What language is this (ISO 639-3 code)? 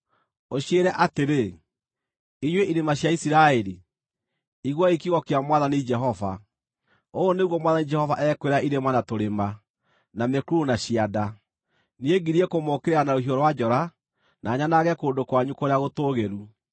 kik